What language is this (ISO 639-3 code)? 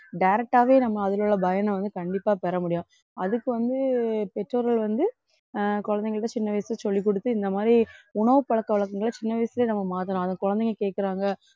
tam